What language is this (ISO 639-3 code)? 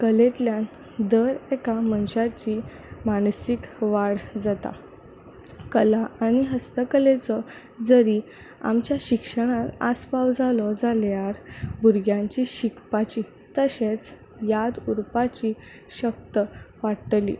kok